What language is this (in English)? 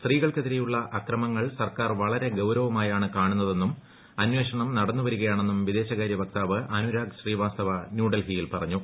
Malayalam